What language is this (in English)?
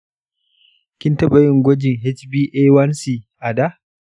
Hausa